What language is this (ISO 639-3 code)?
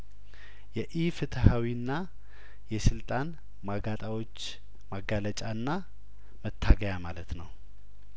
amh